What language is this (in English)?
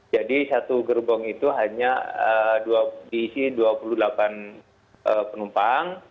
Indonesian